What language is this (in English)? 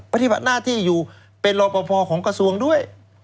Thai